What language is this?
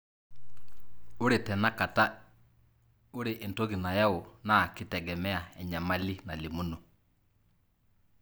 Masai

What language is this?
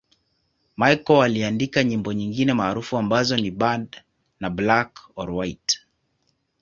Swahili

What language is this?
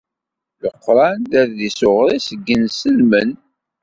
Kabyle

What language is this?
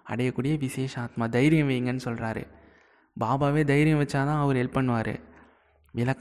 Tamil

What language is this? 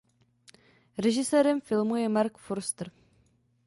Czech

